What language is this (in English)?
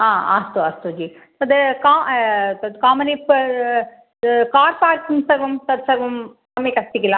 Sanskrit